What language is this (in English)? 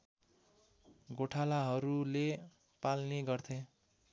Nepali